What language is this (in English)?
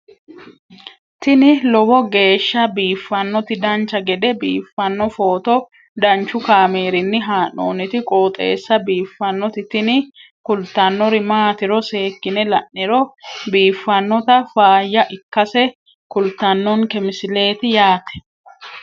Sidamo